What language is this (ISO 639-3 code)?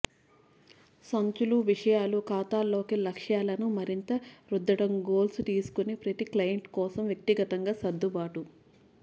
tel